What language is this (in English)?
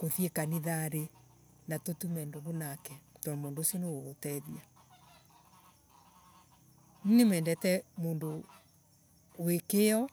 Embu